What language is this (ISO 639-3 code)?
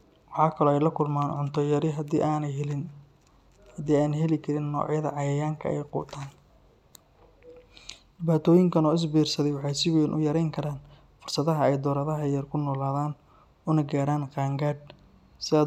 som